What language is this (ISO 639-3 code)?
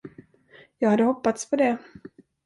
swe